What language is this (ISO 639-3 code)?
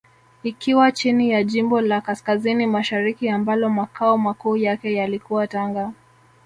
swa